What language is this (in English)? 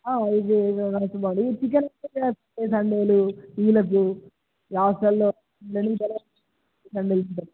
Telugu